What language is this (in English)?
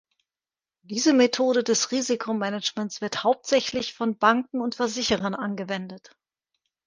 German